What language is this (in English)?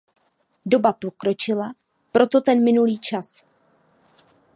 Czech